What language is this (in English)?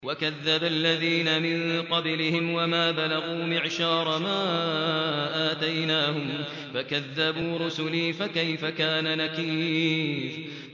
Arabic